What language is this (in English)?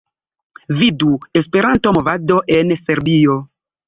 Esperanto